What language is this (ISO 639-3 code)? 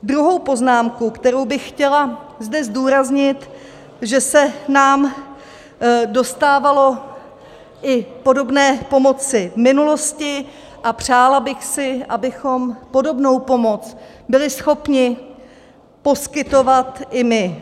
ces